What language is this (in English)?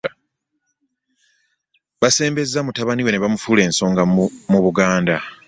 Ganda